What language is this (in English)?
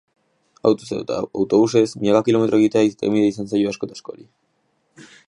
Basque